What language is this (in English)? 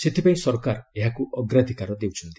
Odia